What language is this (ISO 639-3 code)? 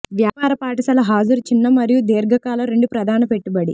tel